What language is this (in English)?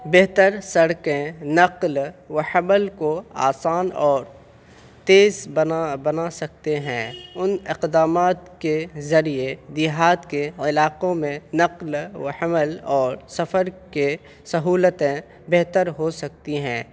Urdu